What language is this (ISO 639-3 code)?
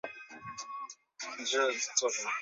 zho